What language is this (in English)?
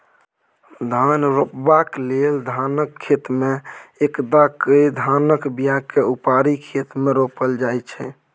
Maithili